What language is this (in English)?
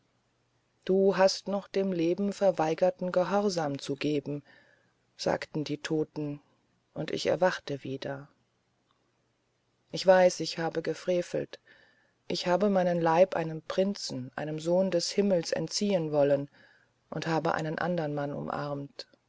German